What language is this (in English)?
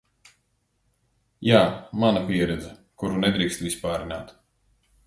Latvian